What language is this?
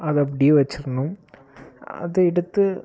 Tamil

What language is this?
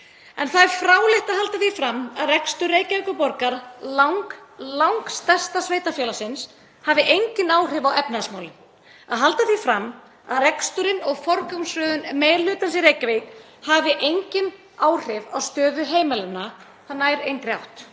Icelandic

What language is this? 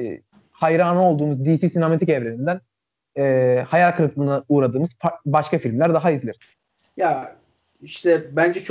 Turkish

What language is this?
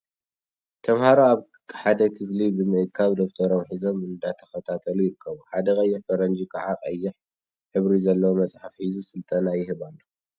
Tigrinya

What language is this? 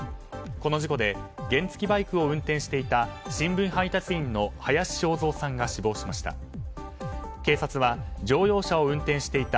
Japanese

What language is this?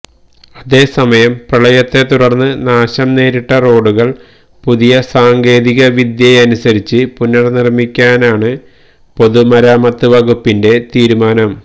Malayalam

